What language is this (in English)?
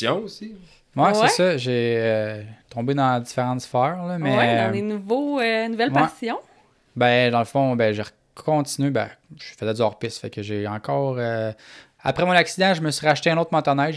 French